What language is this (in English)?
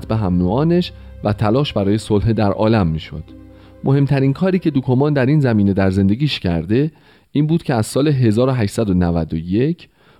Persian